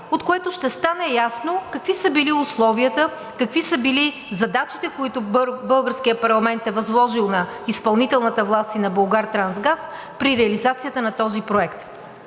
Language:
Bulgarian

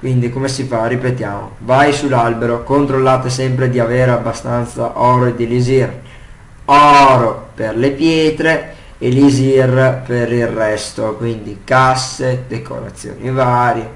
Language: Italian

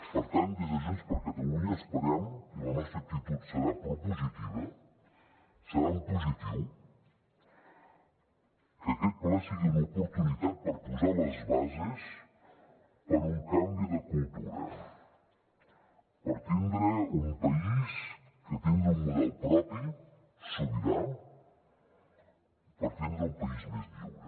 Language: Catalan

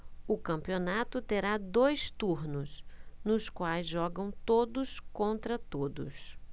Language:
Portuguese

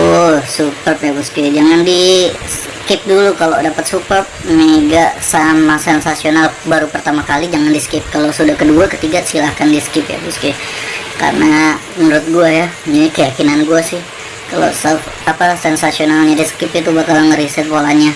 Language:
Indonesian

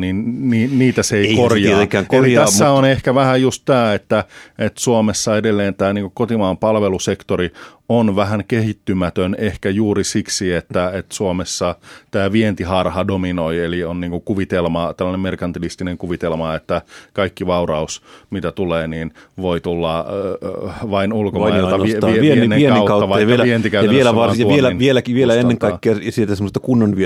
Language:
Finnish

